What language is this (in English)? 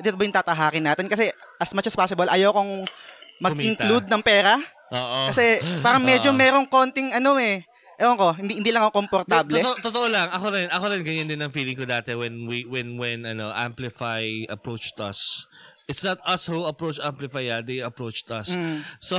Filipino